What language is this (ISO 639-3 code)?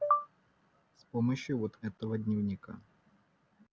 rus